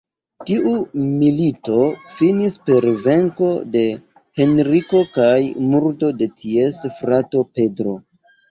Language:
Esperanto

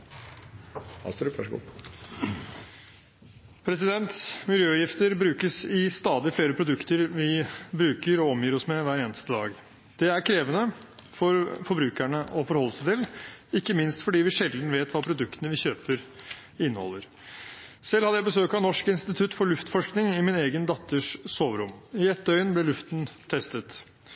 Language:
Norwegian Bokmål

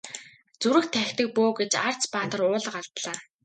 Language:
Mongolian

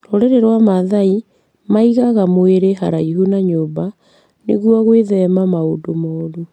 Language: Kikuyu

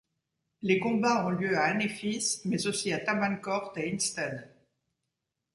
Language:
French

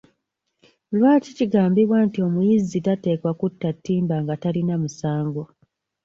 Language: Ganda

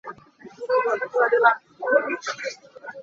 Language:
Hakha Chin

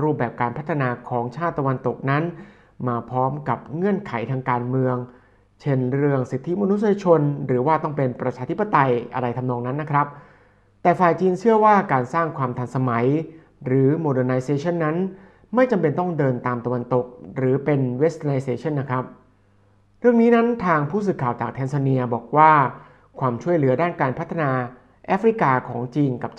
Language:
Thai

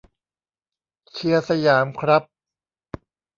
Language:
Thai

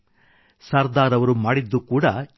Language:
Kannada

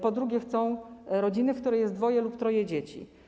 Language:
Polish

